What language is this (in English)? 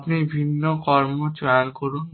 Bangla